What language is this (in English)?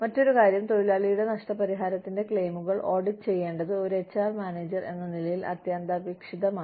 Malayalam